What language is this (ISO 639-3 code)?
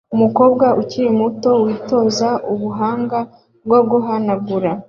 kin